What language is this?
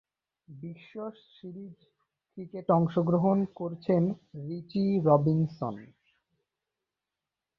Bangla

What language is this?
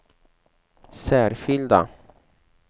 Swedish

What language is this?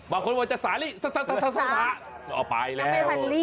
Thai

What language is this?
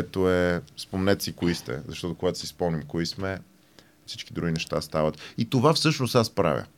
Bulgarian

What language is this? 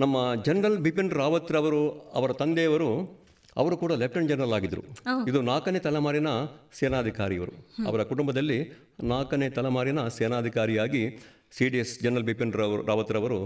Kannada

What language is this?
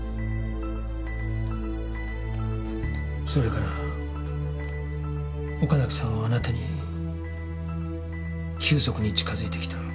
Japanese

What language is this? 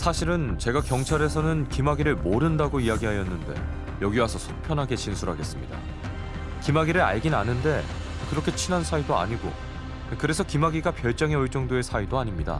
Korean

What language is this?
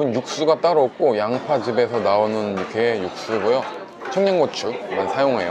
Korean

